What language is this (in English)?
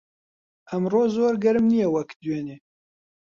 Central Kurdish